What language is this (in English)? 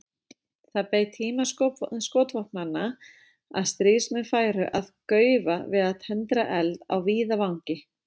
Icelandic